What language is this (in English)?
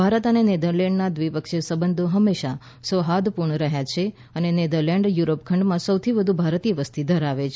Gujarati